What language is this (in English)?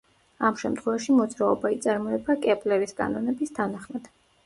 Georgian